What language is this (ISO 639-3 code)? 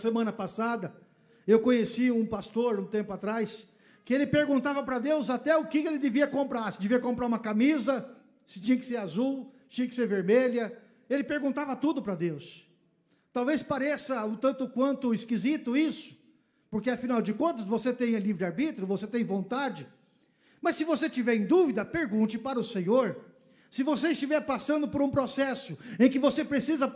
por